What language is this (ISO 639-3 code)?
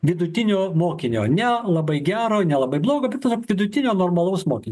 lit